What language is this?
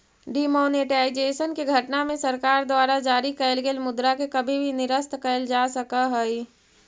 Magahi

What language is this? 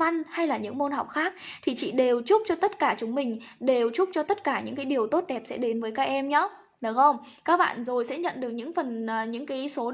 Vietnamese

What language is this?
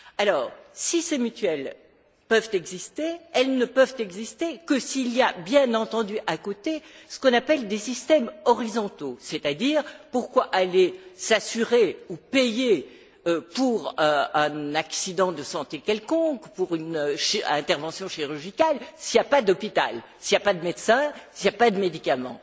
French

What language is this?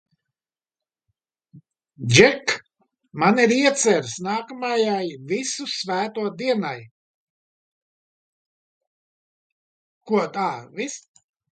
Latvian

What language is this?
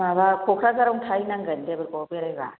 Bodo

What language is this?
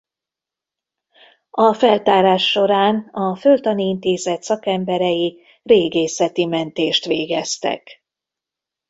Hungarian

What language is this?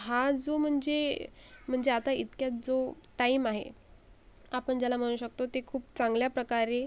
Marathi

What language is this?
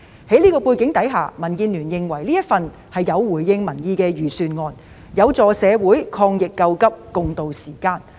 Cantonese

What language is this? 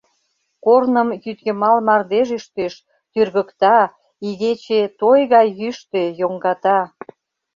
Mari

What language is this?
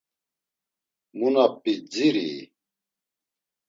Laz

